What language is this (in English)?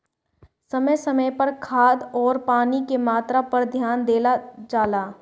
Bhojpuri